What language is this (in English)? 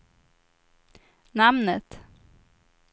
Swedish